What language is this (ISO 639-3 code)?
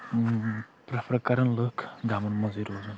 kas